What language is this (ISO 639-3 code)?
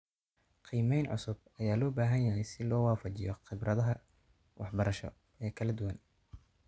som